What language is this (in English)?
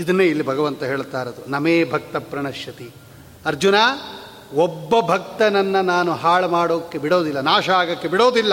Kannada